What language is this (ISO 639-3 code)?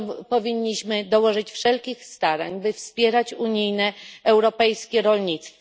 pol